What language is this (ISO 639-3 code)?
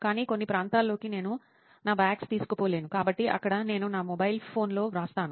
tel